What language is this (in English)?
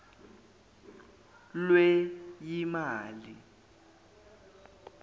Zulu